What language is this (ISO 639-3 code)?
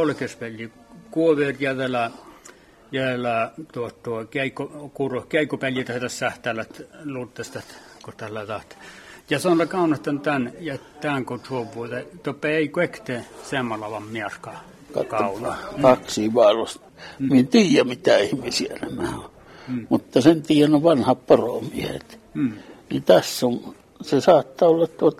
fin